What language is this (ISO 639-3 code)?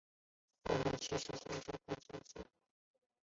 zho